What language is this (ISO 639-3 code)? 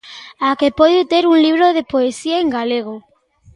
glg